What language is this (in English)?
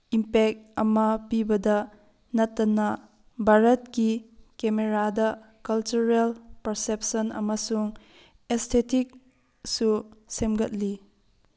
Manipuri